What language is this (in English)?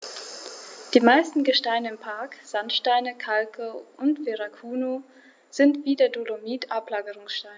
German